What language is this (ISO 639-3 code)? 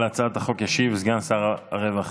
heb